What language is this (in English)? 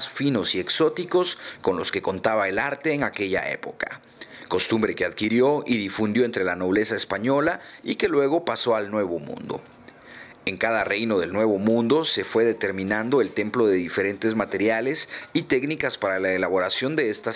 Spanish